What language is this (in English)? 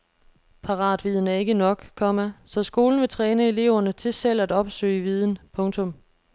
Danish